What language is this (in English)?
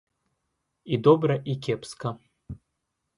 Belarusian